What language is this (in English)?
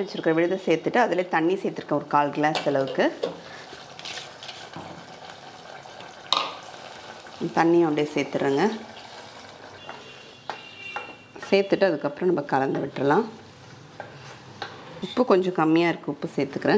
Arabic